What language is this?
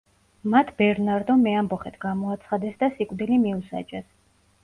Georgian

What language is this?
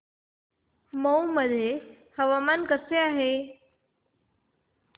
Marathi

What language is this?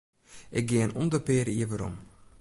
Western Frisian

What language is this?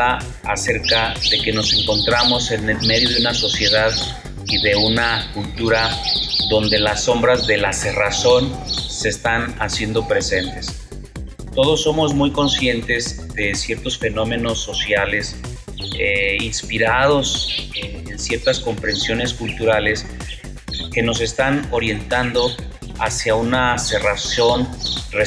Spanish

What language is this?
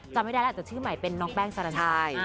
Thai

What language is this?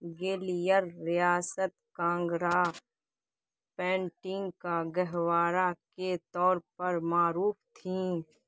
Urdu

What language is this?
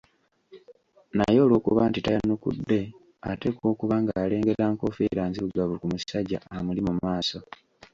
Ganda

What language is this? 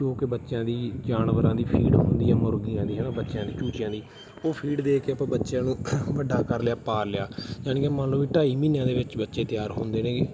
Punjabi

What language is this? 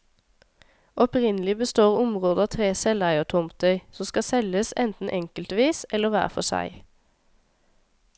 Norwegian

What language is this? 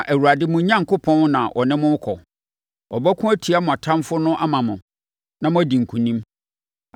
Akan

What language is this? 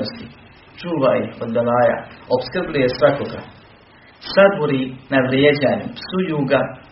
Croatian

